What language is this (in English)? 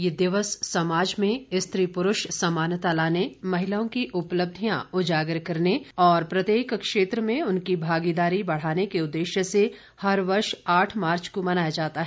Hindi